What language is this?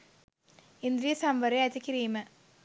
Sinhala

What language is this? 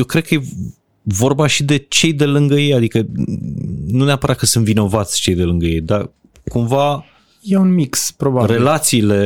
Romanian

